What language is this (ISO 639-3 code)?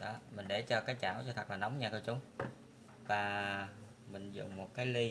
vie